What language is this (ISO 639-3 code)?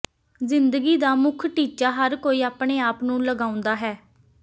pan